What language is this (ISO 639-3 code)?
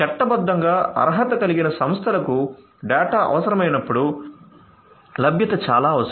tel